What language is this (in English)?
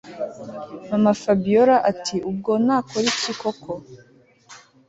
Kinyarwanda